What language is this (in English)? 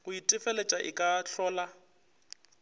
Northern Sotho